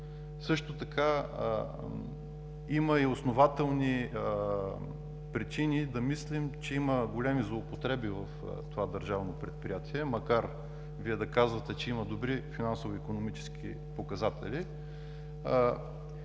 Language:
Bulgarian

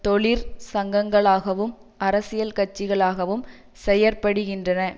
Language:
Tamil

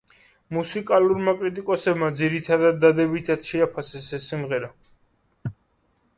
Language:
Georgian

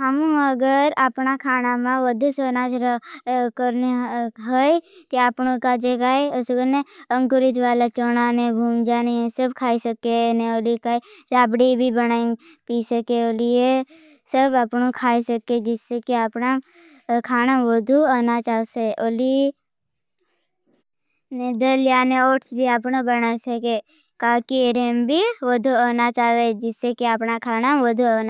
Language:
Bhili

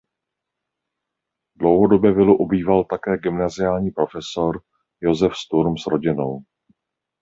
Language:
Czech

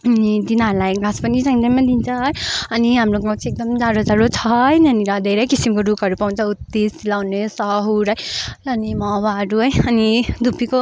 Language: Nepali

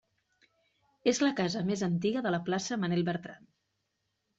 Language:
Catalan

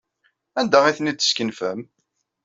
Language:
Kabyle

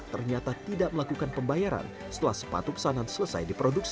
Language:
Indonesian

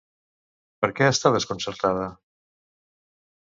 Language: Catalan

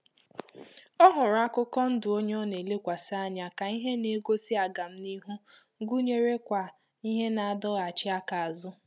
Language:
Igbo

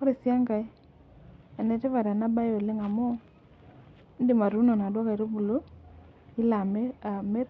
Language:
Masai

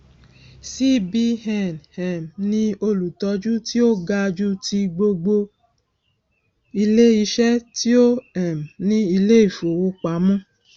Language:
Yoruba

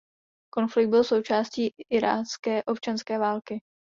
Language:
Czech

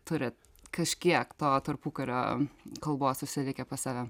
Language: Lithuanian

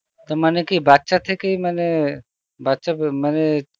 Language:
Bangla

